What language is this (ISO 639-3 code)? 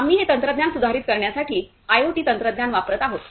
mar